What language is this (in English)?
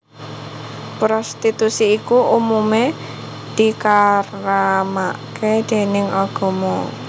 Javanese